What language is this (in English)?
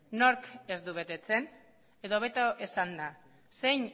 Basque